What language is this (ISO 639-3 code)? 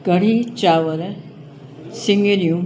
snd